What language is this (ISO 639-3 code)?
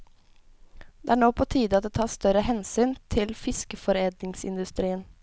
nor